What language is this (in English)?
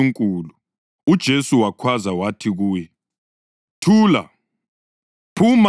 North Ndebele